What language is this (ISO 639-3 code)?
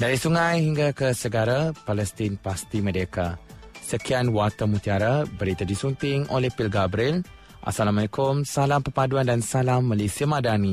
msa